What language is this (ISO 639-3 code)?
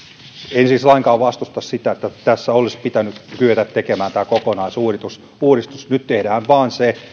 fin